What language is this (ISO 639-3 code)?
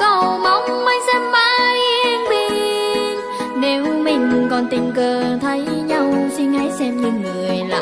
vie